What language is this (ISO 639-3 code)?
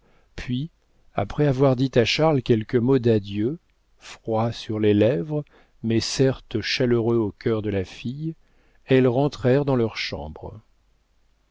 fra